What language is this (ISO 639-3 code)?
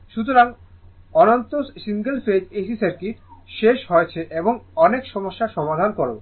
ben